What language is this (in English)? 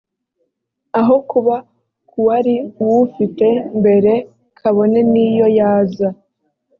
Kinyarwanda